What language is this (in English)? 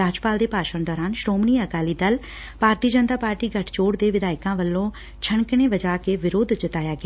Punjabi